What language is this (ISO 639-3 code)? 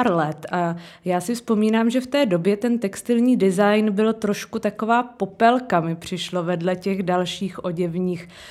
ces